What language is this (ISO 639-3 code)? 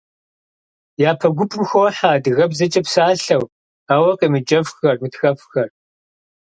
kbd